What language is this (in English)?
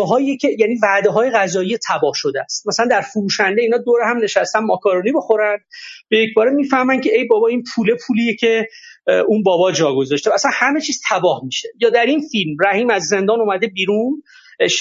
Persian